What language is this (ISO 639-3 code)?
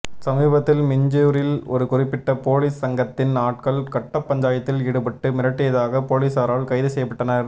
tam